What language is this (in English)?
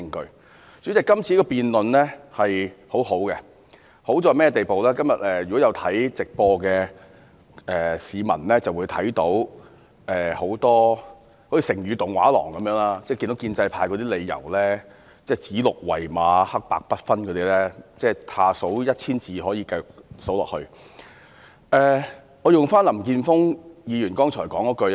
Cantonese